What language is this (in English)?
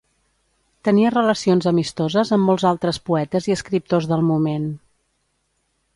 Catalan